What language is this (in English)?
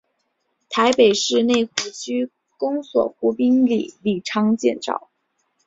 Chinese